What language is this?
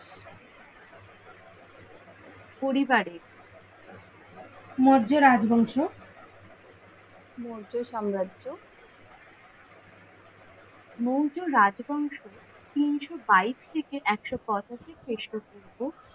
Bangla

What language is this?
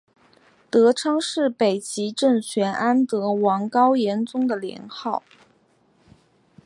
Chinese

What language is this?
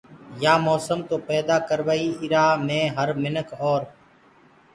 Gurgula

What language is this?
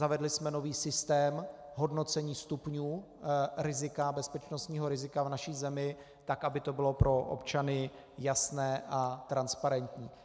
Czech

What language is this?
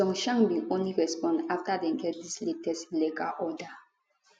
Nigerian Pidgin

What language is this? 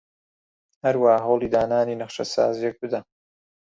Central Kurdish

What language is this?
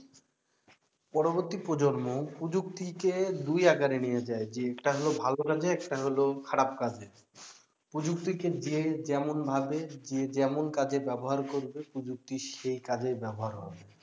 Bangla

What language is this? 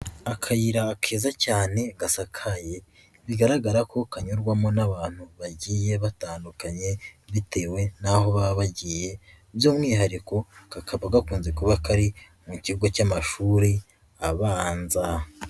Kinyarwanda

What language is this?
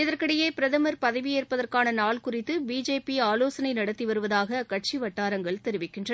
Tamil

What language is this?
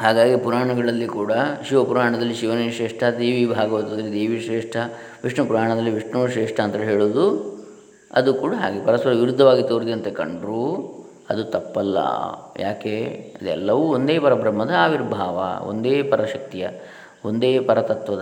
Kannada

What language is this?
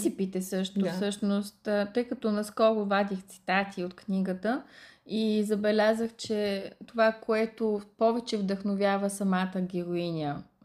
Bulgarian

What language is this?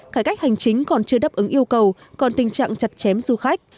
Vietnamese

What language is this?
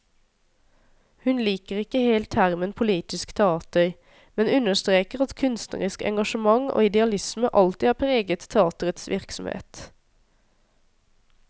Norwegian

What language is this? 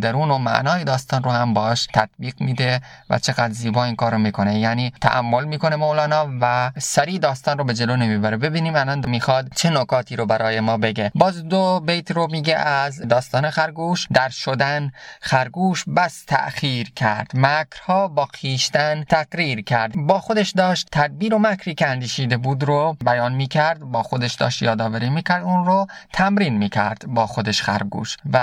Persian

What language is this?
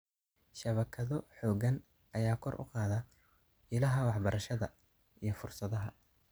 Somali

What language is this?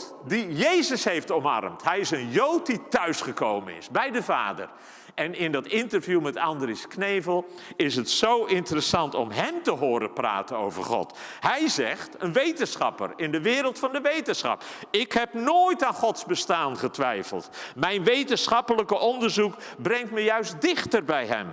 Dutch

